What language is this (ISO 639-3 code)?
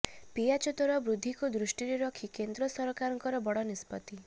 ori